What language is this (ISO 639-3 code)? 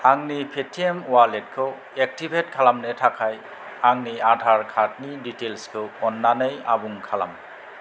brx